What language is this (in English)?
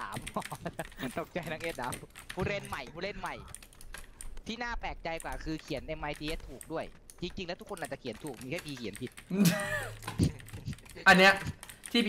Thai